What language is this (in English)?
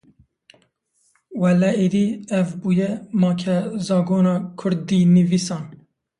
Kurdish